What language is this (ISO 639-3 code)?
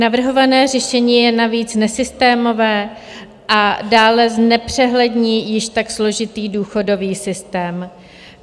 ces